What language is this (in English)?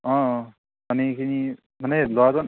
Assamese